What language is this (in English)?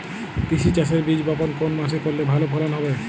Bangla